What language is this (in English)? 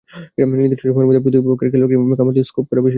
Bangla